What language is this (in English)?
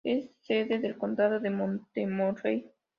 Spanish